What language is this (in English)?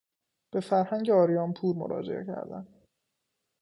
Persian